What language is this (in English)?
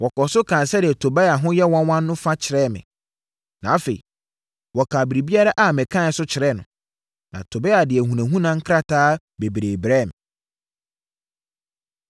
Akan